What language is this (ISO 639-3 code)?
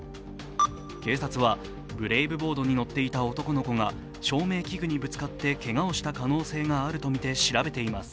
jpn